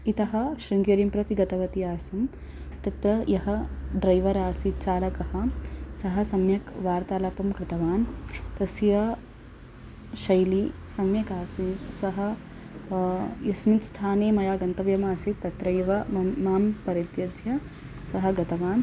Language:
Sanskrit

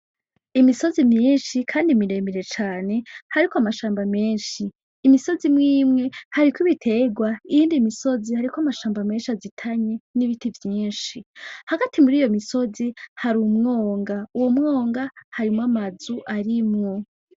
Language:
Rundi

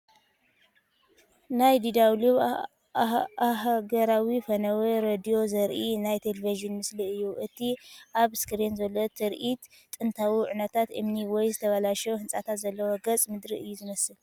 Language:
Tigrinya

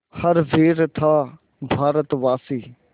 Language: Hindi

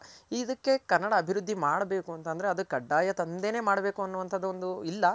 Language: Kannada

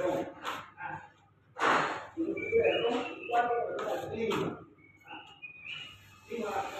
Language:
Arabic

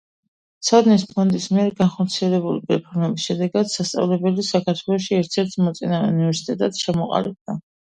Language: Georgian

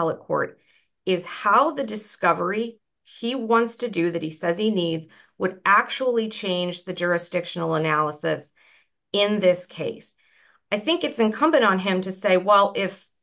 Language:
English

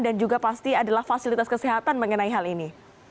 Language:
Indonesian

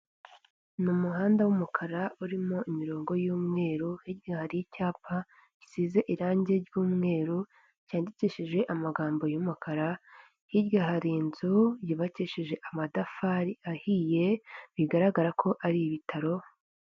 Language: Kinyarwanda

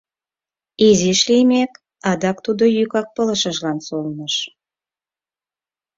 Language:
Mari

